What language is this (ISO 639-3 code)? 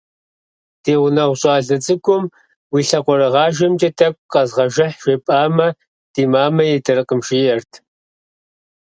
kbd